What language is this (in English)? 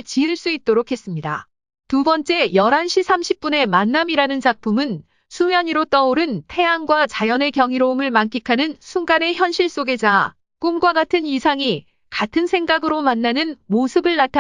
Korean